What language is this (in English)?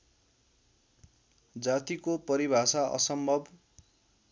Nepali